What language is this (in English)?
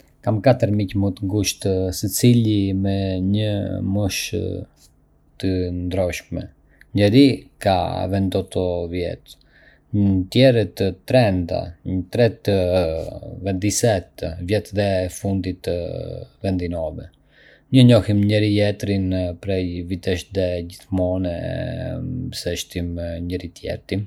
Arbëreshë Albanian